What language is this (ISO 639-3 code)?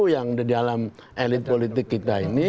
ind